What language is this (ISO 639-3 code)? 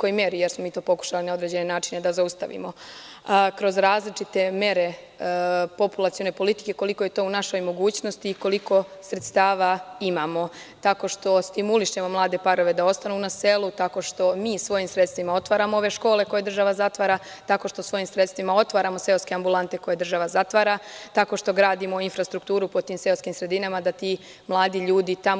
srp